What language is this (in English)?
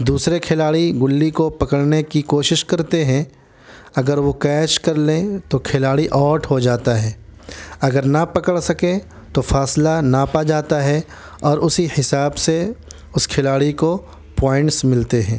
Urdu